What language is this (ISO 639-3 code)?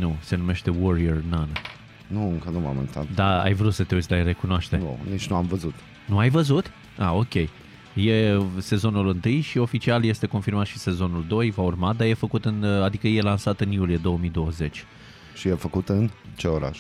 ron